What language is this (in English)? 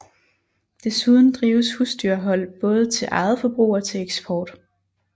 Danish